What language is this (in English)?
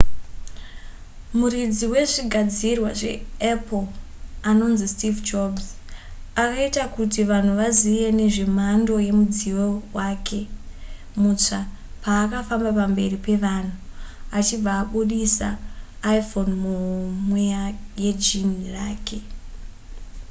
Shona